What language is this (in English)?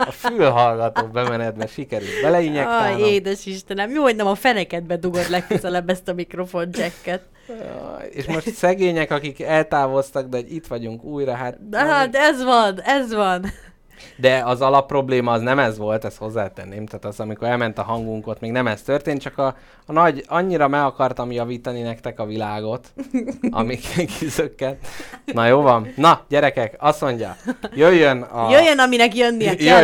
Hungarian